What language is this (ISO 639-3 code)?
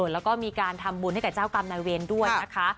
tha